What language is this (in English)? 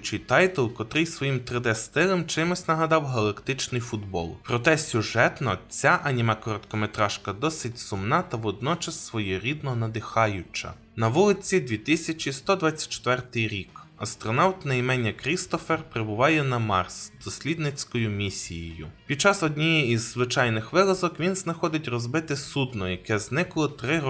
Ukrainian